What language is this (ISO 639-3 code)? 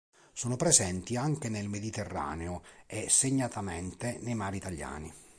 ita